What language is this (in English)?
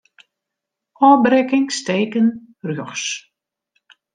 Western Frisian